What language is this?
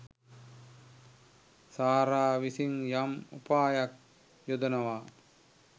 Sinhala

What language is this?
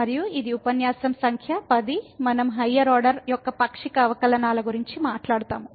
Telugu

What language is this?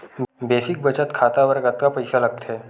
Chhattisgarhi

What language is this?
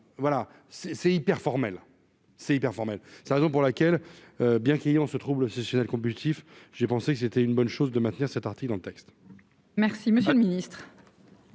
French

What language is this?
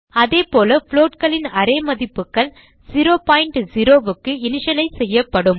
Tamil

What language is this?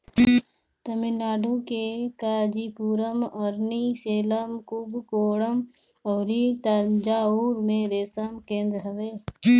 Bhojpuri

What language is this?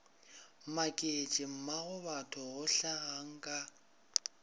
Northern Sotho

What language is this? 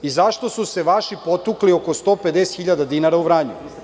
Serbian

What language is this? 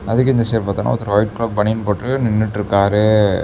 Tamil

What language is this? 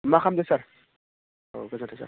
Bodo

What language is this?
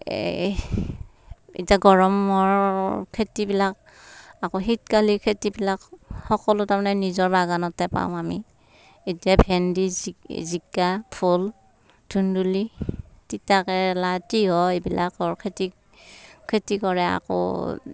Assamese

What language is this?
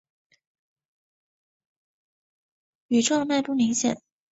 Chinese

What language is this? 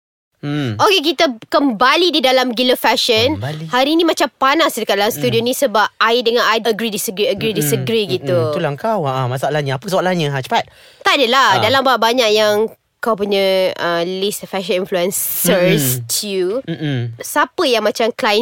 Malay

